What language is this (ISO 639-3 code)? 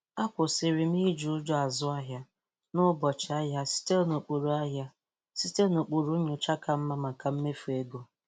ibo